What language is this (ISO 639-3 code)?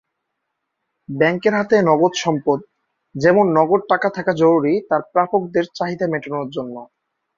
ben